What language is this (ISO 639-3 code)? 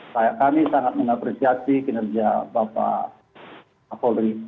ind